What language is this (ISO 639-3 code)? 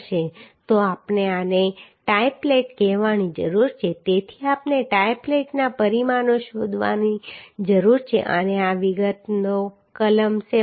guj